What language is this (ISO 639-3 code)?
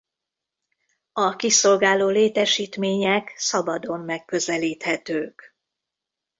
hun